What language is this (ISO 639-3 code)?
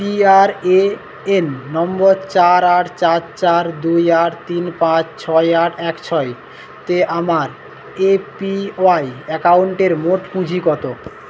ben